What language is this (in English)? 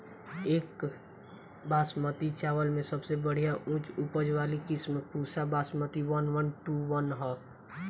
Bhojpuri